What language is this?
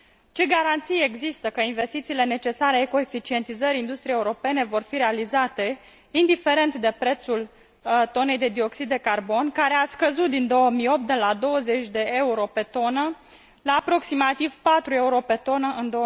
Romanian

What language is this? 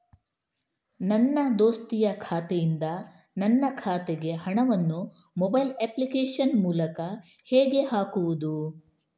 Kannada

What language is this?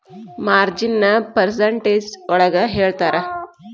Kannada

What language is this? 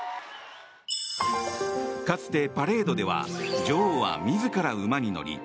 Japanese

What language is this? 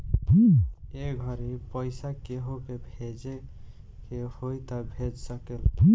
Bhojpuri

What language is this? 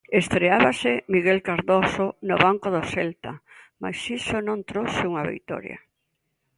Galician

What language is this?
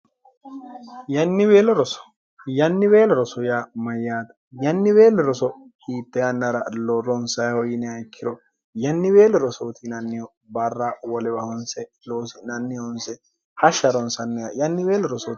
Sidamo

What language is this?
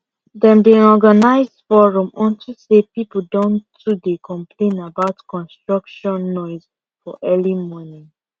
Nigerian Pidgin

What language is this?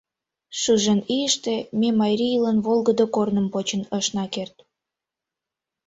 Mari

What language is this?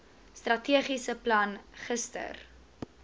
Afrikaans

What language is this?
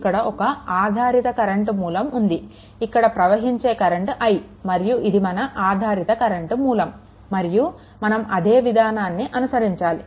Telugu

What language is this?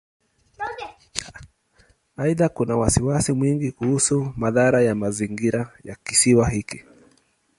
Swahili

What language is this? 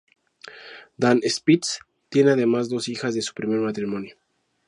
Spanish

